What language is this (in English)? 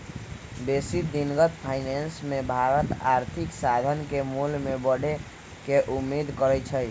Magahi